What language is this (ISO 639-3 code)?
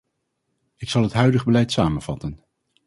nld